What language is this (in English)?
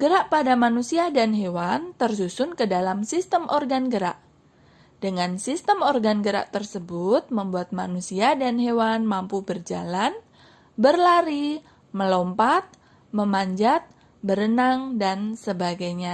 Indonesian